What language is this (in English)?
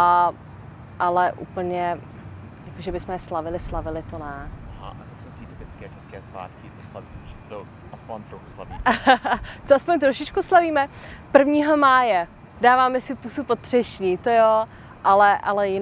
Czech